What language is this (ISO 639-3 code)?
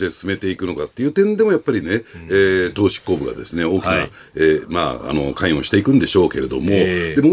jpn